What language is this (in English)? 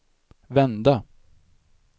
Swedish